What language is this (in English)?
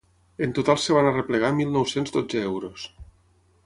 Catalan